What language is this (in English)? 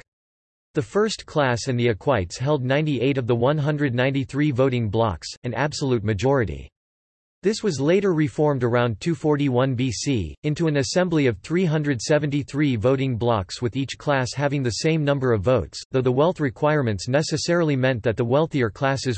English